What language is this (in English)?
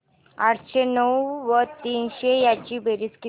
Marathi